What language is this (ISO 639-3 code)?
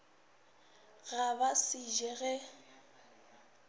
nso